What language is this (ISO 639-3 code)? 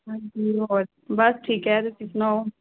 pan